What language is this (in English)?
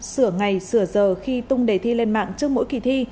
Vietnamese